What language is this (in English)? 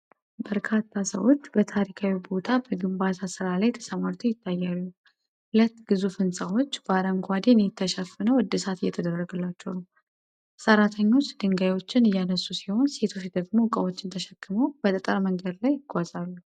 Amharic